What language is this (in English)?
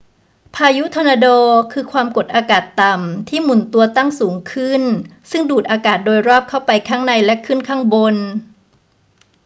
Thai